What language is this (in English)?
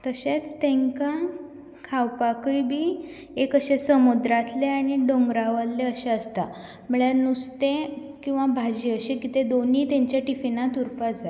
Konkani